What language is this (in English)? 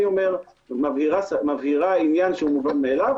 Hebrew